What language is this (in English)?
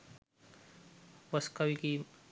Sinhala